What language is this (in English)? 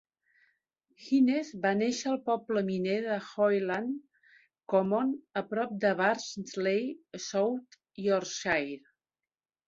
Catalan